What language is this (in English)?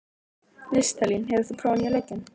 Icelandic